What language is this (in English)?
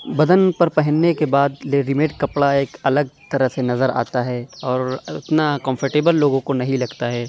Urdu